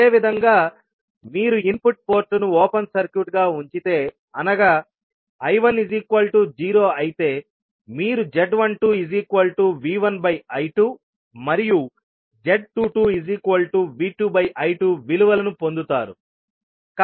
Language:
Telugu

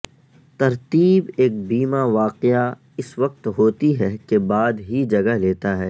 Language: Urdu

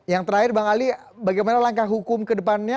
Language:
Indonesian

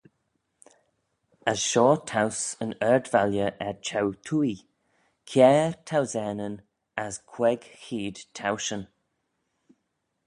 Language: Manx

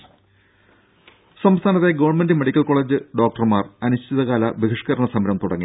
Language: Malayalam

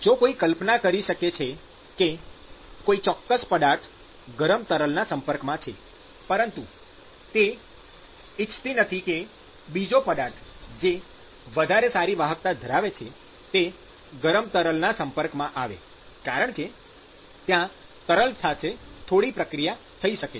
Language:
Gujarati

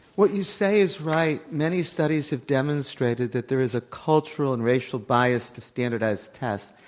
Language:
English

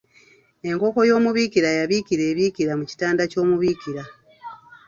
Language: Ganda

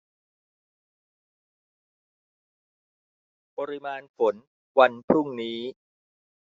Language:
Thai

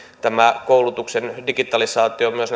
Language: Finnish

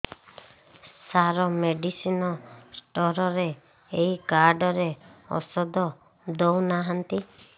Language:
Odia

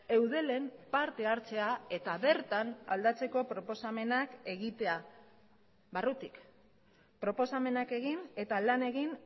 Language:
Basque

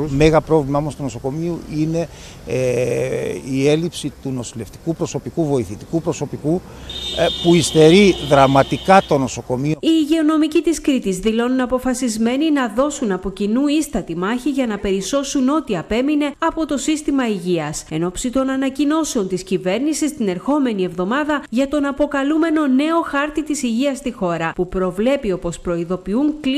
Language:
Greek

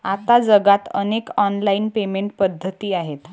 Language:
Marathi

